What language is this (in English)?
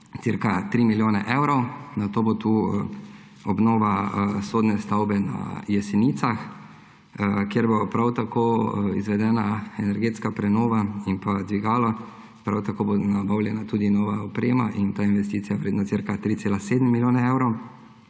Slovenian